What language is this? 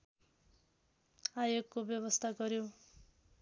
Nepali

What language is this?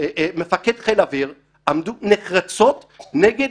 Hebrew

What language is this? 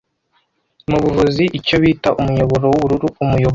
Kinyarwanda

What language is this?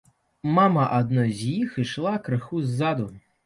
Belarusian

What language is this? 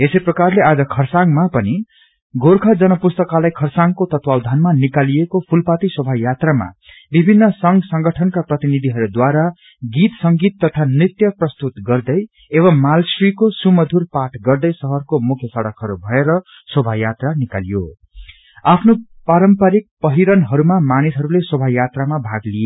Nepali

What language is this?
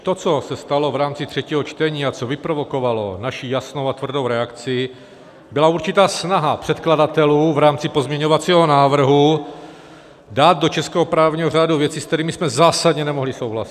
Czech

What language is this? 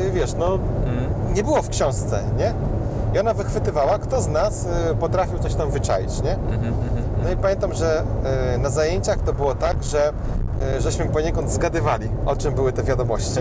Polish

